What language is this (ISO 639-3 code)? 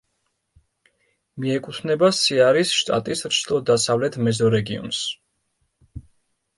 kat